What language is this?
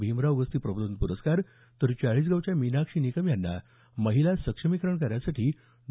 Marathi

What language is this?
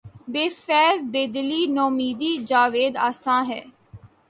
Urdu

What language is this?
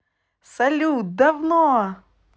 Russian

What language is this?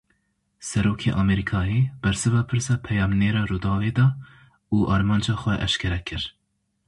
Kurdish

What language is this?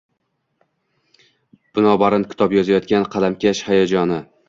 Uzbek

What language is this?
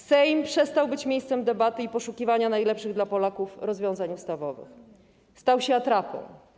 Polish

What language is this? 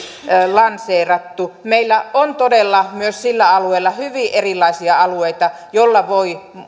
Finnish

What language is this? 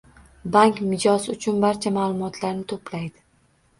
Uzbek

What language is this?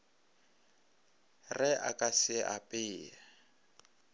Northern Sotho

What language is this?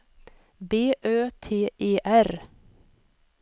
Swedish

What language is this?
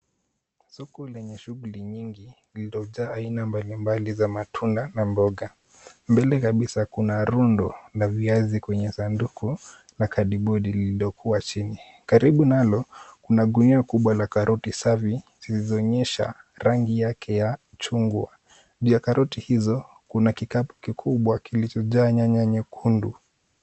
Swahili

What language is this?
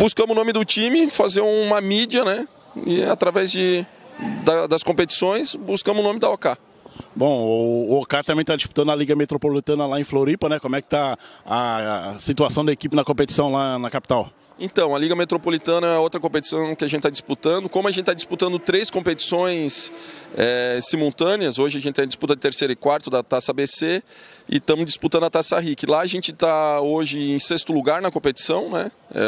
Portuguese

